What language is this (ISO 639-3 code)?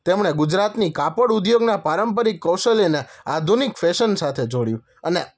guj